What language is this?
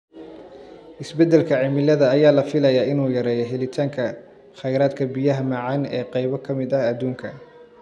Somali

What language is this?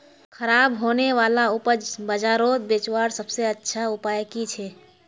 Magahi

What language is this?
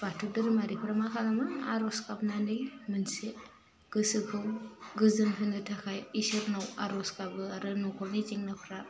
Bodo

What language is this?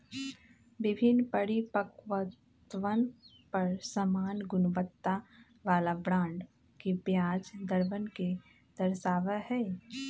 Magahi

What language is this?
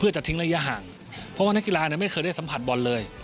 Thai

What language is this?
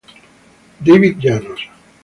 Italian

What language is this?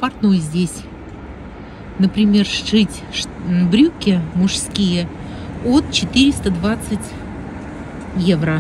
Russian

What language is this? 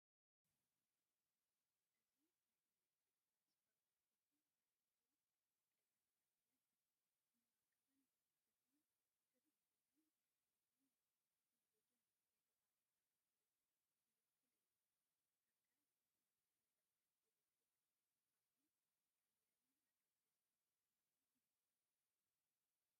Tigrinya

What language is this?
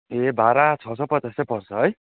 Nepali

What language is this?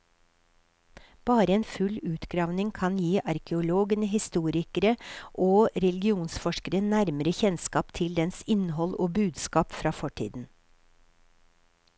Norwegian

